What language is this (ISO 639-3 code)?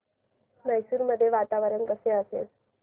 mar